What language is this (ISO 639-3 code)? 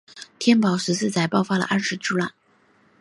zho